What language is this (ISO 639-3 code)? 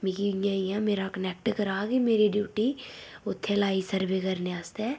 doi